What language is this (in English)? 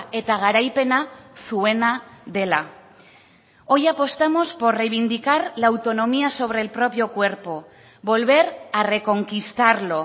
Spanish